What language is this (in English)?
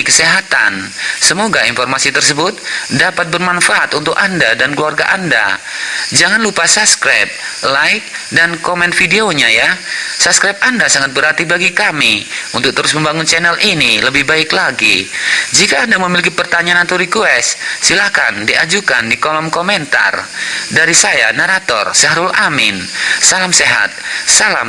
Indonesian